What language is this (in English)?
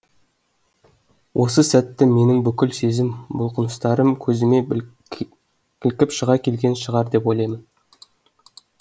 Kazakh